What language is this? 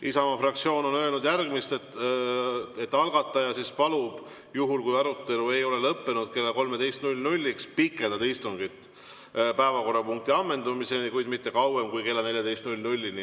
Estonian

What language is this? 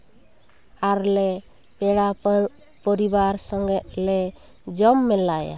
Santali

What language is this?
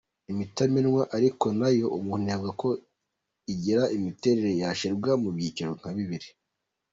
Kinyarwanda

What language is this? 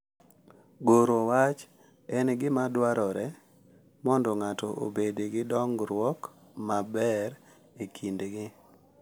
Luo (Kenya and Tanzania)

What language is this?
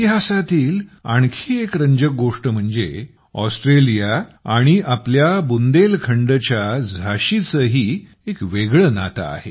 Marathi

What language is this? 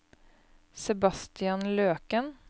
Norwegian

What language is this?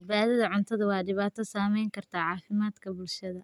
Somali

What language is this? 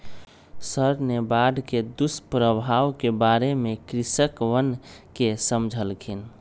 Magahi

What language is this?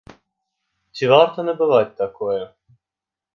Belarusian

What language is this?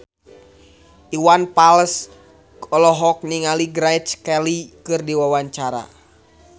Sundanese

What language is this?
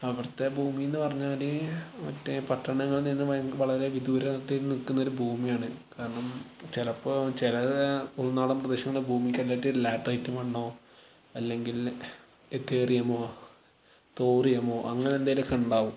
Malayalam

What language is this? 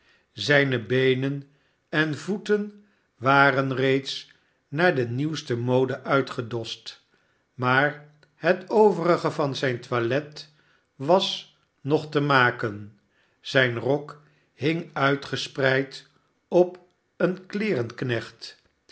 Dutch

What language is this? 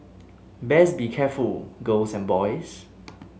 English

